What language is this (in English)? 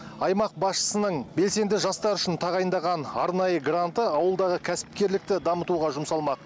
Kazakh